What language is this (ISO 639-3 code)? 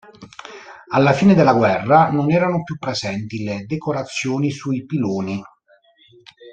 ita